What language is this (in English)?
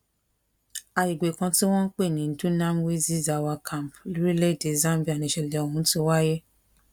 Yoruba